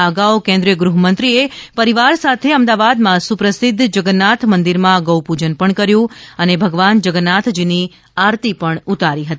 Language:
Gujarati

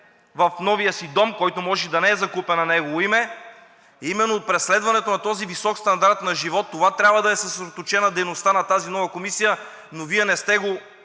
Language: Bulgarian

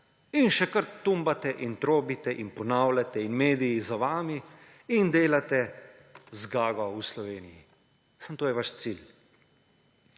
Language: Slovenian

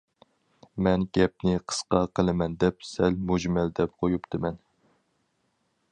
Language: Uyghur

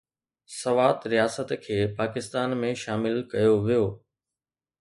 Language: Sindhi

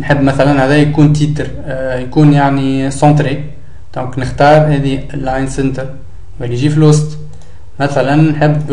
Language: Arabic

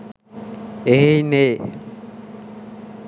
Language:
Sinhala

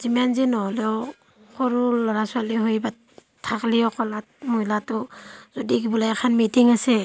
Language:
Assamese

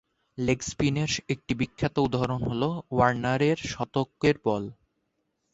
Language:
Bangla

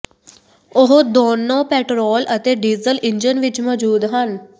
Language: Punjabi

